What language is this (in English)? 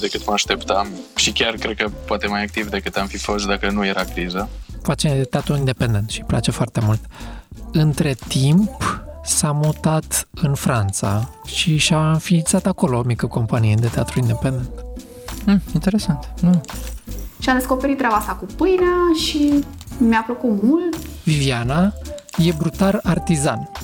Romanian